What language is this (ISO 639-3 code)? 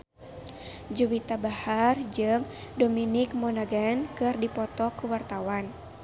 sun